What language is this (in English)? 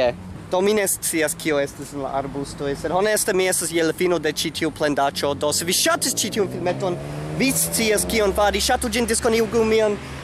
Italian